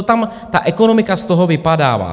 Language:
Czech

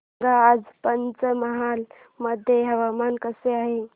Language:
Marathi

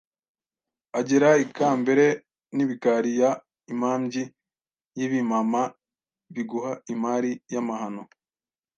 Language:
Kinyarwanda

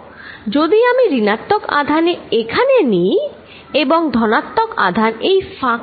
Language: Bangla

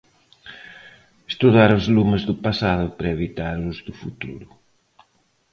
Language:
Galician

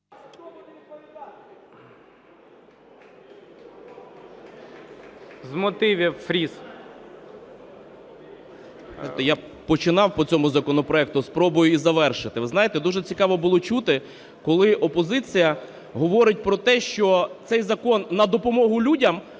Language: Ukrainian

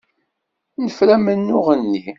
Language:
Kabyle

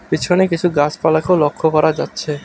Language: Bangla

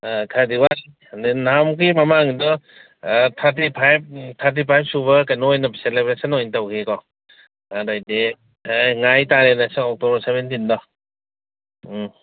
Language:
Manipuri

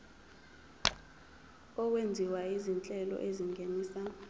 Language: Zulu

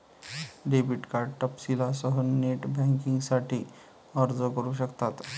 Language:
Marathi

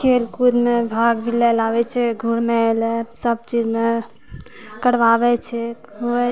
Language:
Maithili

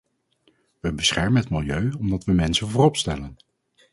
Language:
Dutch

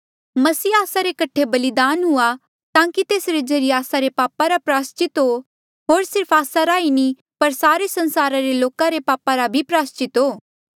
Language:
Mandeali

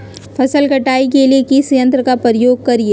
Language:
Magahi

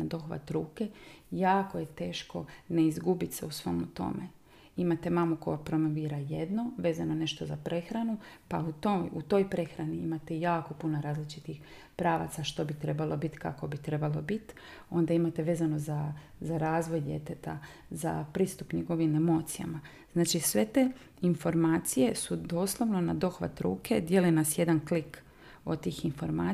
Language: Croatian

